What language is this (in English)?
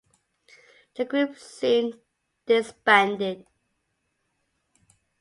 English